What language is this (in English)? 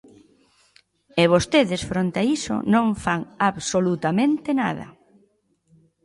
Galician